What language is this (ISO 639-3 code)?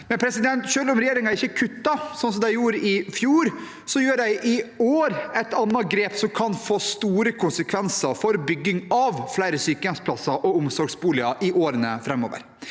nor